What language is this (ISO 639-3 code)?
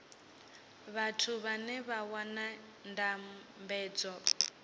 ven